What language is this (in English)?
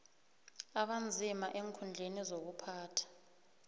South Ndebele